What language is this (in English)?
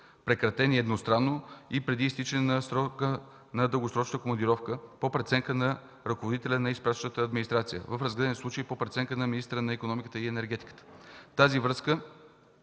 Bulgarian